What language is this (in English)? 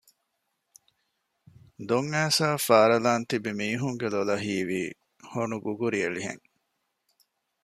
Divehi